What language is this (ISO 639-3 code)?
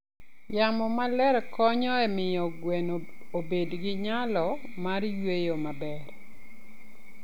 luo